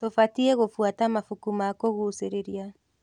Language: Kikuyu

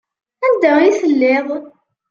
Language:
Kabyle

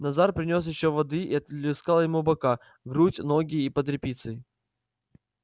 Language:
Russian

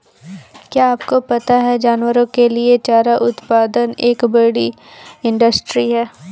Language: Hindi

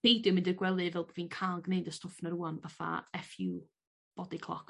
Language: Welsh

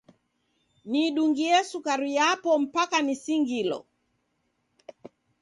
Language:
Taita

